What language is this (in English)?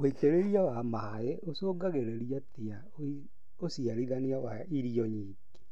Kikuyu